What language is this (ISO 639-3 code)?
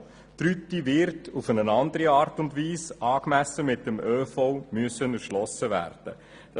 gsw